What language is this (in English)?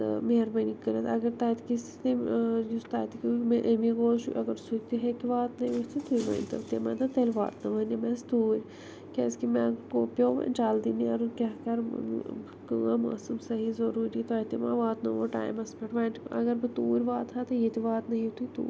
Kashmiri